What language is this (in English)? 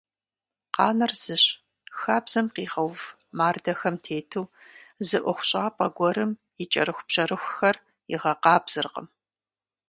Kabardian